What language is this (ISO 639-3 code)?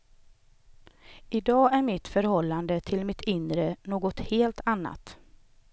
swe